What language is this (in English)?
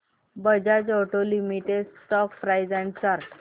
Marathi